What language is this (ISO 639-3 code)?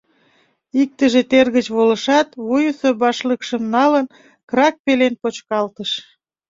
chm